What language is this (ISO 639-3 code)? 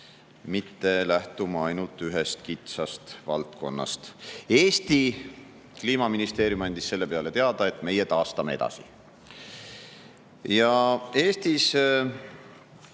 est